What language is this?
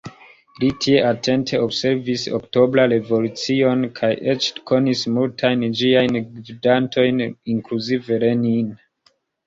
Esperanto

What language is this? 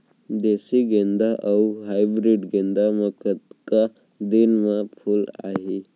Chhattisgarhi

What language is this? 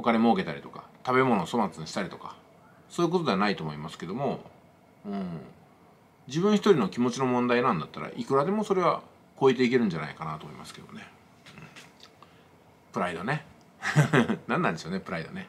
Japanese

